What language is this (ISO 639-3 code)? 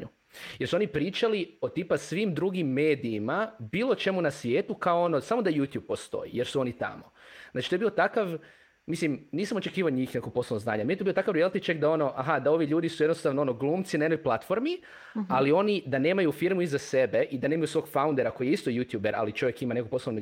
hrv